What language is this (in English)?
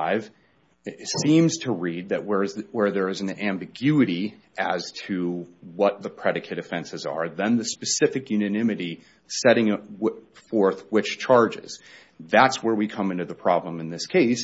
English